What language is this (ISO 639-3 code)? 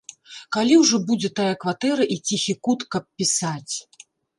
bel